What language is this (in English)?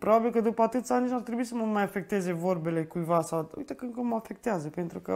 Romanian